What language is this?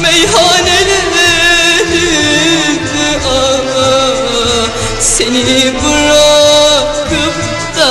Turkish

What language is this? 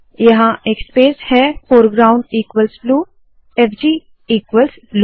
Hindi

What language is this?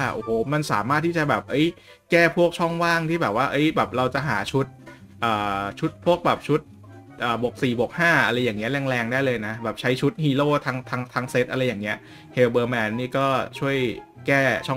Thai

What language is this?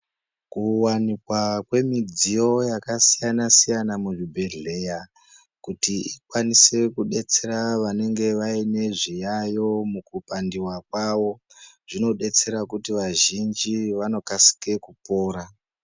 Ndau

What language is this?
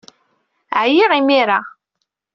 Kabyle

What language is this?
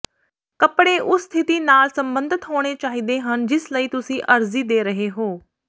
Punjabi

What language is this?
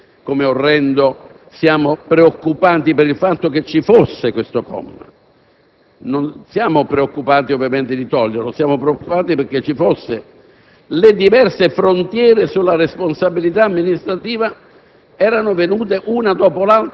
Italian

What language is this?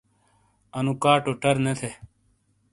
Shina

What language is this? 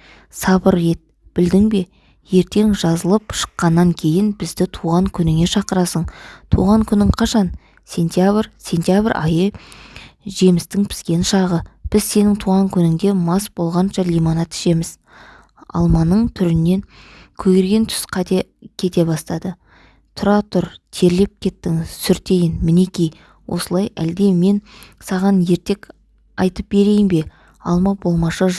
Kazakh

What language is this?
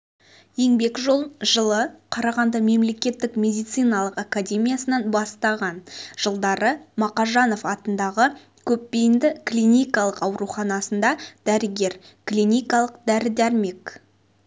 Kazakh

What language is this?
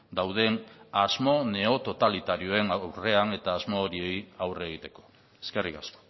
Basque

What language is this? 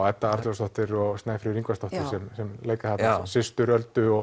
Icelandic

